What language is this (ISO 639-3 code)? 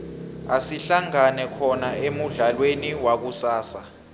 nbl